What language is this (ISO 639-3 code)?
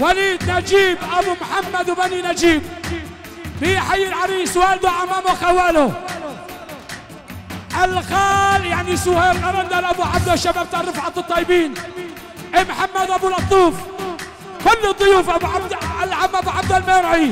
ara